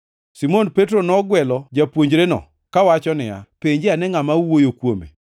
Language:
Luo (Kenya and Tanzania)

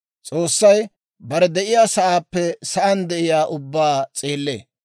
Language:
Dawro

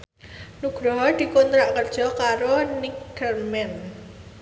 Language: Javanese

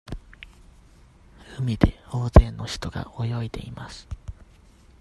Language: Japanese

